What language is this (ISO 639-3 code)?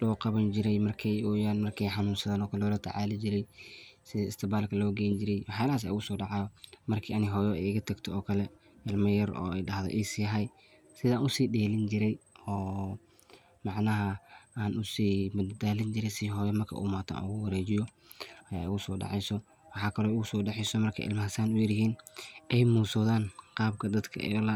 som